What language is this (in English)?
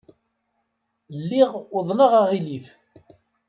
Kabyle